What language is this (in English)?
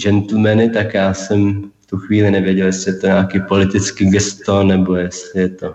Czech